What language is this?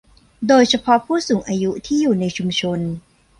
Thai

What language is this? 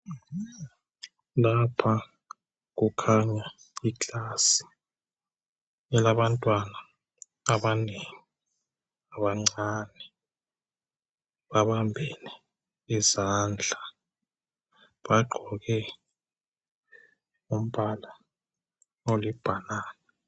North Ndebele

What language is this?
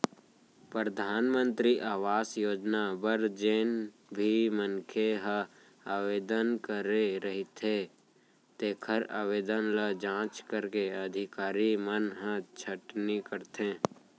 Chhattisgarhi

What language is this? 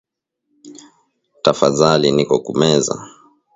Swahili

